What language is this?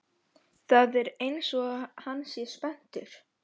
Icelandic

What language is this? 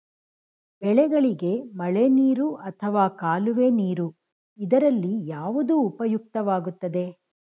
Kannada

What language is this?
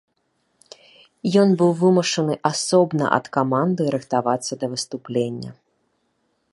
Belarusian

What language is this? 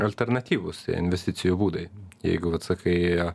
Lithuanian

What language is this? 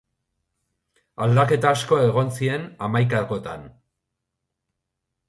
Basque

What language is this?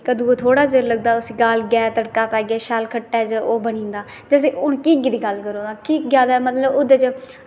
Dogri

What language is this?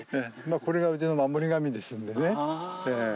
Japanese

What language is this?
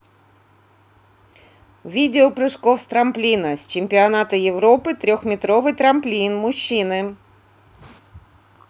Russian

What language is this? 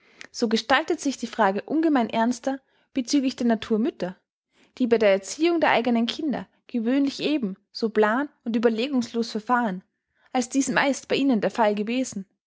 German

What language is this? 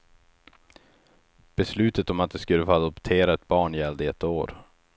Swedish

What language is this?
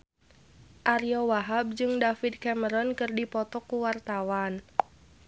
Sundanese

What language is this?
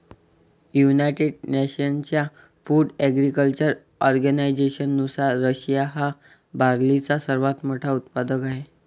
Marathi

